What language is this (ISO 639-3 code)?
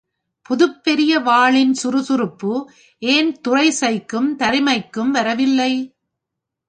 tam